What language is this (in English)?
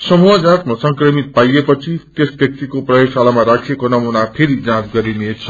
Nepali